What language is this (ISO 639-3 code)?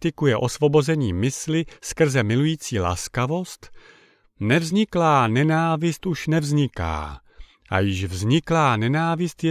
ces